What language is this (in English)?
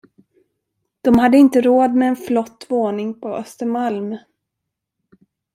Swedish